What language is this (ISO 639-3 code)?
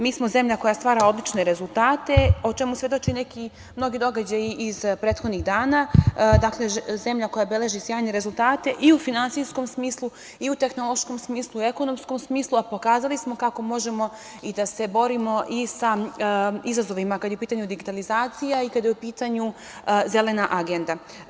srp